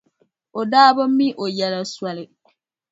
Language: Dagbani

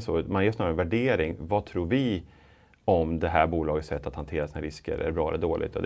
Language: Swedish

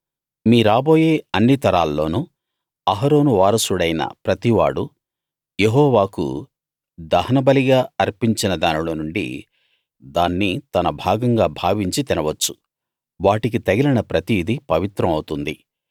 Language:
Telugu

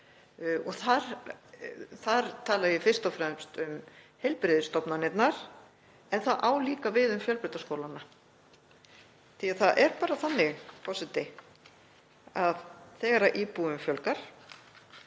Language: Icelandic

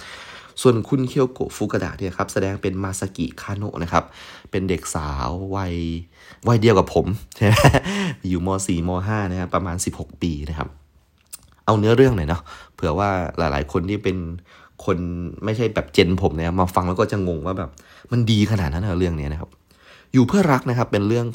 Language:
Thai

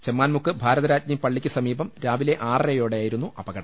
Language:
Malayalam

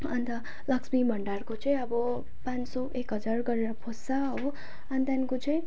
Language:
Nepali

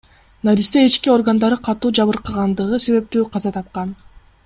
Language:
Kyrgyz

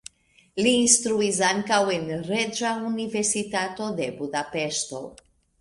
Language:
Esperanto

